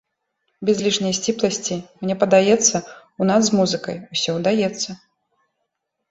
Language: Belarusian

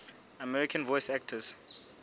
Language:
Southern Sotho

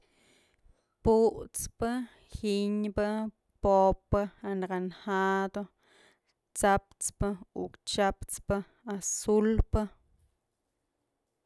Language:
Mazatlán Mixe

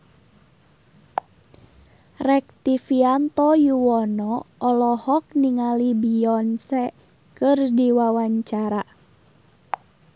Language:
Sundanese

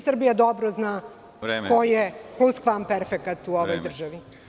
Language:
Serbian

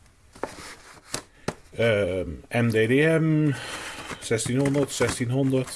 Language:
Dutch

